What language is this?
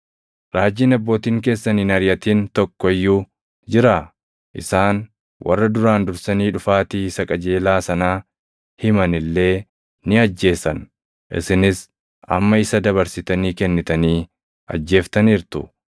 Oromo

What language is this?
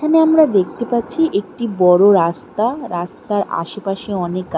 Bangla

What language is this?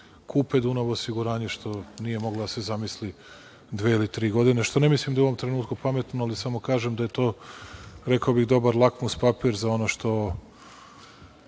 Serbian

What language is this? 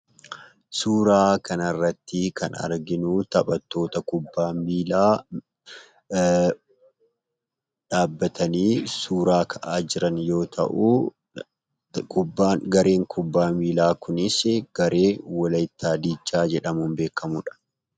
Oromo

